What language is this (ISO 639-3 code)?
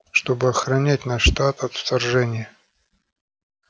rus